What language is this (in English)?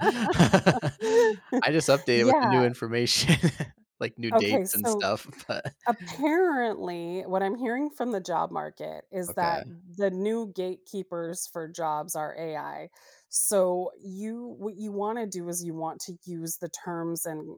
English